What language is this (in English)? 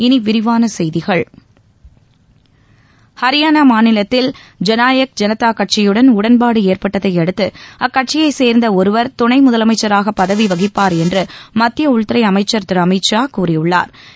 Tamil